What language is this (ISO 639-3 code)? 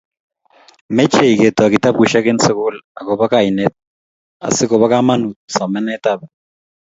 kln